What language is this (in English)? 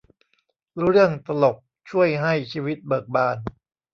Thai